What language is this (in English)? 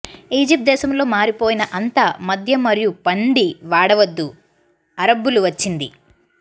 Telugu